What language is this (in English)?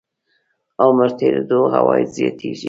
Pashto